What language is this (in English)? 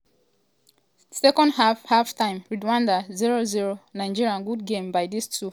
Nigerian Pidgin